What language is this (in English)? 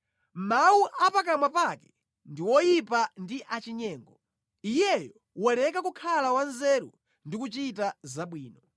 Nyanja